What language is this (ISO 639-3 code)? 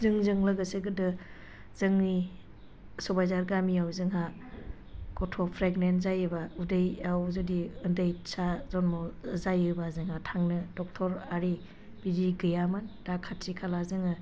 brx